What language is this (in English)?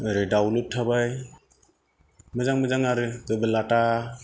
Bodo